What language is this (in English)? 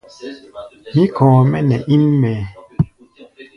Gbaya